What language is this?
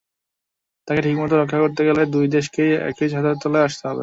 Bangla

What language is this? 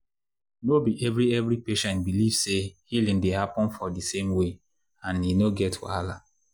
Nigerian Pidgin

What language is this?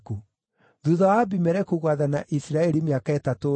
Kikuyu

